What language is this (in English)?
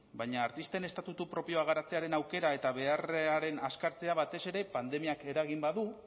Basque